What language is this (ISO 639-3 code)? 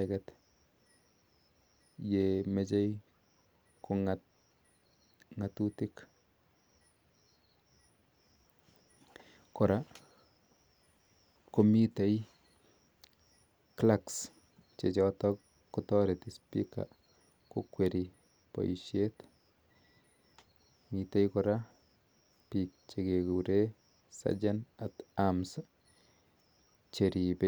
kln